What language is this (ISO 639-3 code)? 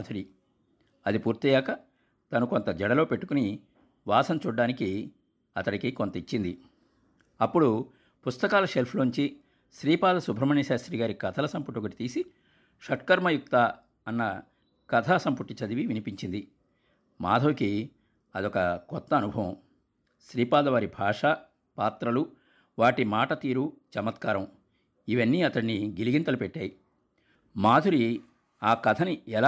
tel